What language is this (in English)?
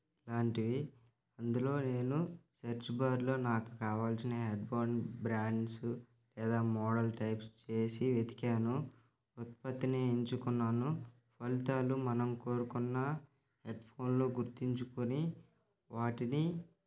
Telugu